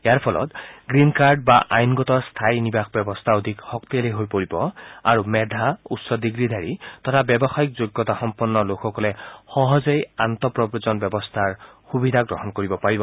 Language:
Assamese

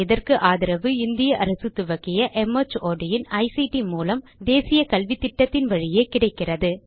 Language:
Tamil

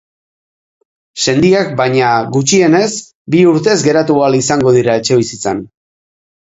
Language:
Basque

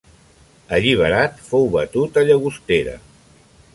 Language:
Catalan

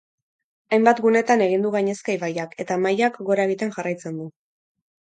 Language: Basque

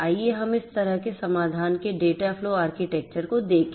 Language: Hindi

